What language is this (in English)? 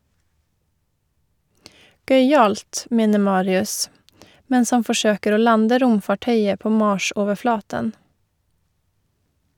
Norwegian